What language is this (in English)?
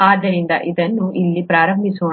Kannada